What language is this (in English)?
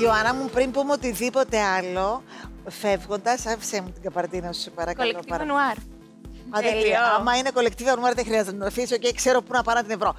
Greek